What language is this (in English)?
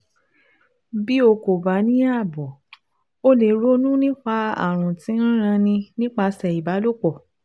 Yoruba